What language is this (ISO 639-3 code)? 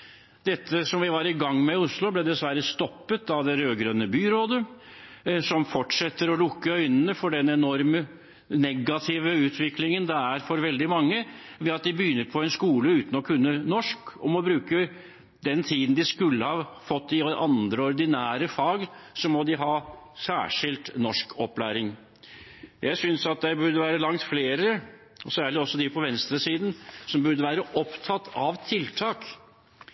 nob